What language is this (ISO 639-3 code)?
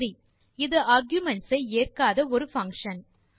tam